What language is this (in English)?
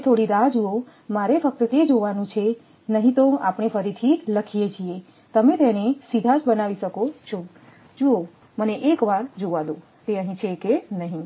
Gujarati